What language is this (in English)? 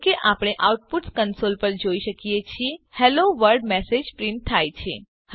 Gujarati